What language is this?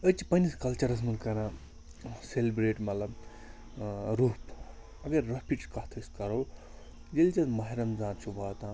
Kashmiri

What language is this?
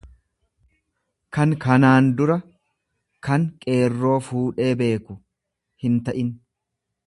Oromo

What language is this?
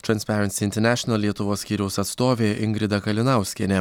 Lithuanian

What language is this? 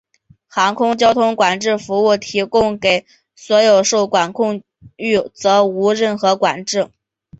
Chinese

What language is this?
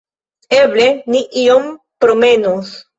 Esperanto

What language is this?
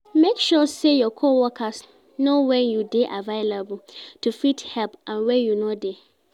Nigerian Pidgin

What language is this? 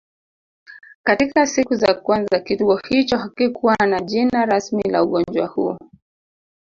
Swahili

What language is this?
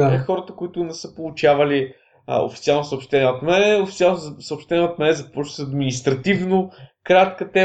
Bulgarian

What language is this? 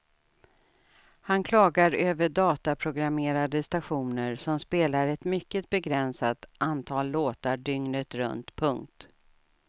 Swedish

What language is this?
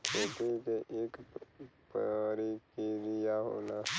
Bhojpuri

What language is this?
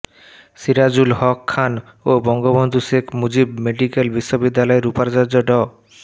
Bangla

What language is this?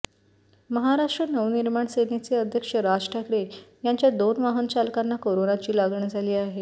Marathi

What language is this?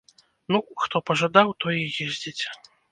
Belarusian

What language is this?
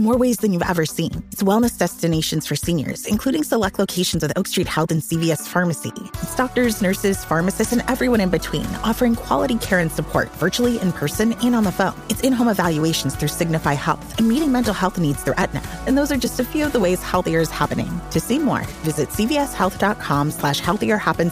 English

